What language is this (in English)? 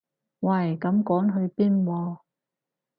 Cantonese